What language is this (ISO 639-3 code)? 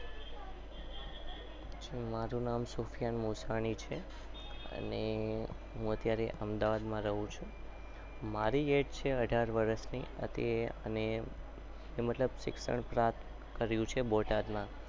guj